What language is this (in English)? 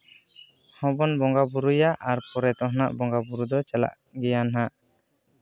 Santali